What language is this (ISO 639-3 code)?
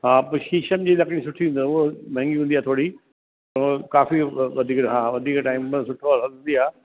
snd